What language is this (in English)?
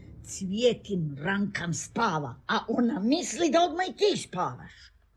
Croatian